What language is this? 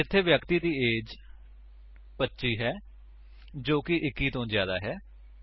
Punjabi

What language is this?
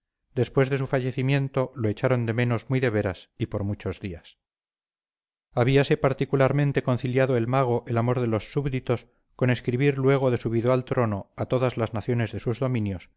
Spanish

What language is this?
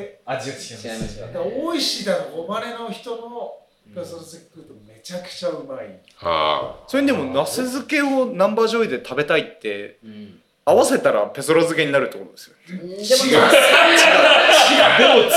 Japanese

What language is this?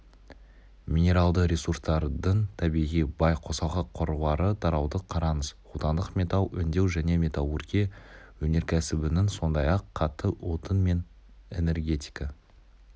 Kazakh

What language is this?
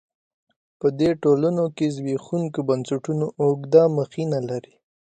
Pashto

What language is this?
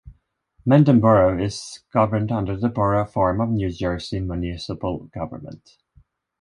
English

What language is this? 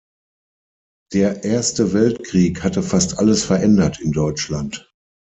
German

